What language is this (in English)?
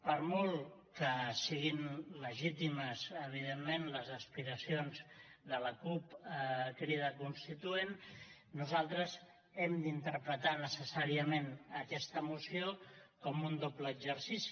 Catalan